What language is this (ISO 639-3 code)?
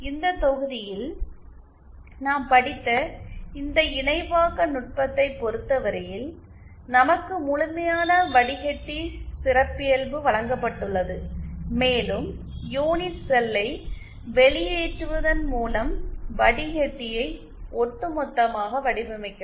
tam